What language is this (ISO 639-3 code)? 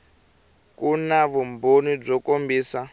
tso